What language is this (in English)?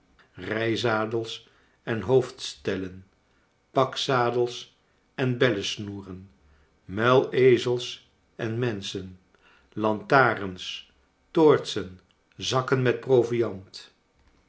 Dutch